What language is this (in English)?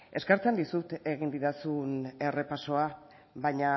Basque